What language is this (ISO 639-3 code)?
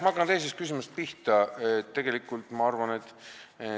est